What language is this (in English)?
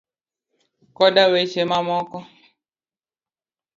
Luo (Kenya and Tanzania)